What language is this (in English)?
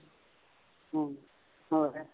Punjabi